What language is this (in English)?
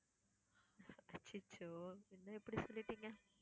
Tamil